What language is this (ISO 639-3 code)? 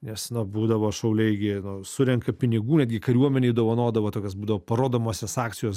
lit